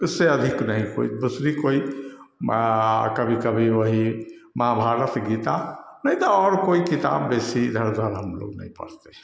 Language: Hindi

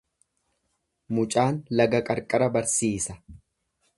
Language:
Oromo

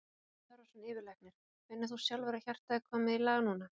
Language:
Icelandic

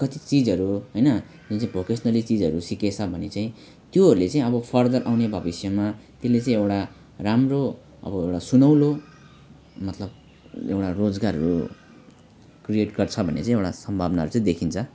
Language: Nepali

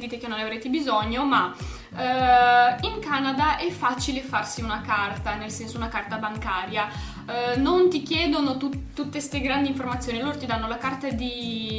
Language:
Italian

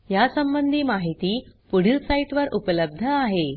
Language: Marathi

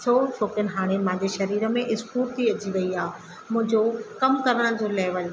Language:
Sindhi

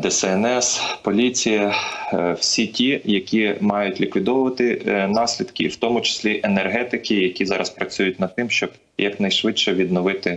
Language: Ukrainian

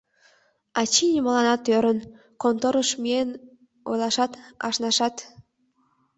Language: Mari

